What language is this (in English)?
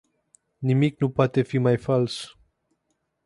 Romanian